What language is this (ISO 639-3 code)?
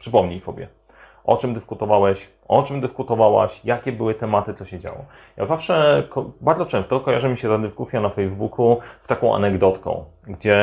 pol